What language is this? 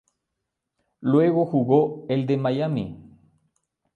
Spanish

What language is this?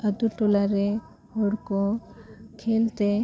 Santali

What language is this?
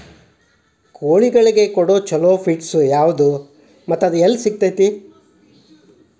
Kannada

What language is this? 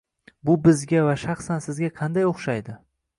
Uzbek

